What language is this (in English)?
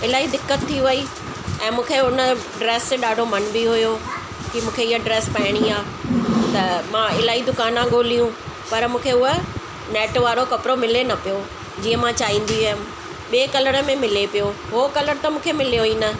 Sindhi